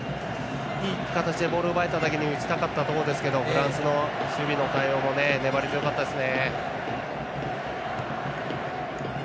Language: Japanese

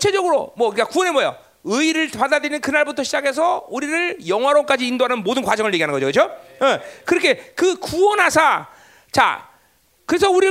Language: Korean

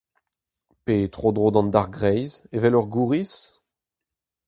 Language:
Breton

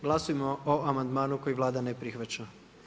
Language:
Croatian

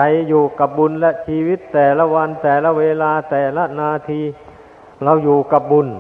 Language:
Thai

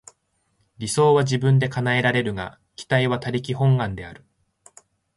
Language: Japanese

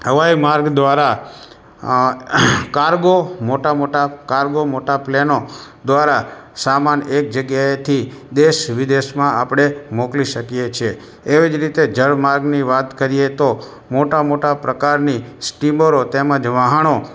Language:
Gujarati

